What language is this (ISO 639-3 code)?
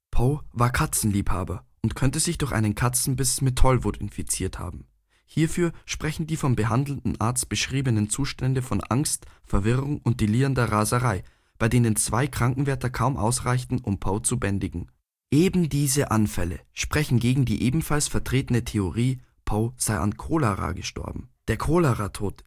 deu